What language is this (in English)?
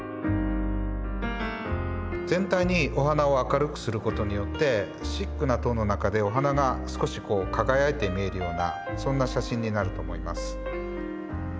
Japanese